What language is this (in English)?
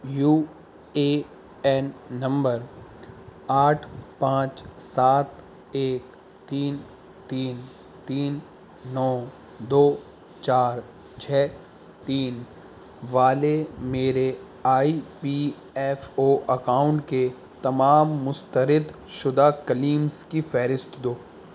Urdu